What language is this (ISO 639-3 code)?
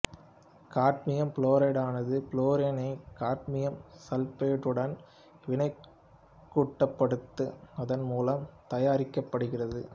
tam